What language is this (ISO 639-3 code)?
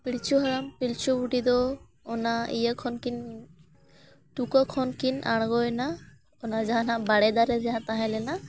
sat